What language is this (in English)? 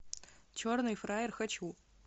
Russian